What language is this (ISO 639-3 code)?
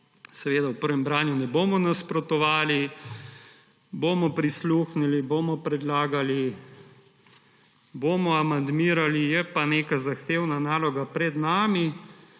slv